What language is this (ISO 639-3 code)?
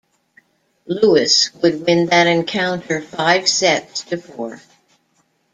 eng